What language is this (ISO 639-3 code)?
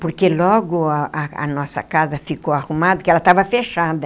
por